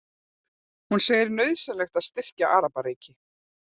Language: Icelandic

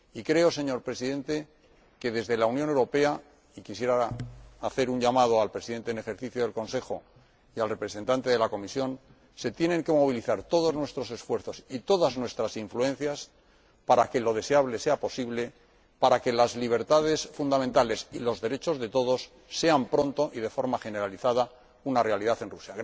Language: Spanish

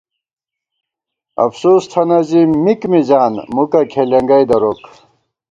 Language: Gawar-Bati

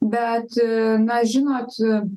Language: Lithuanian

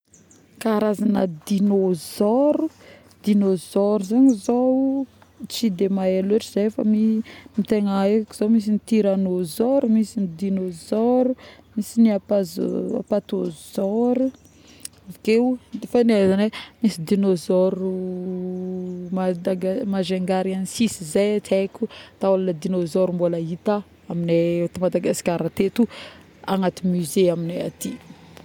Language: Northern Betsimisaraka Malagasy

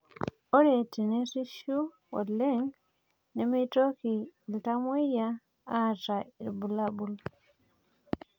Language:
Masai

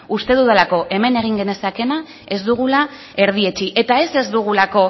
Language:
Basque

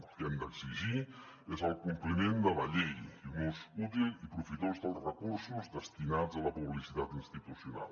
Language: Catalan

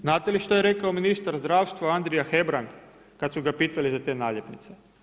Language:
Croatian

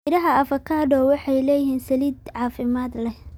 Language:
Somali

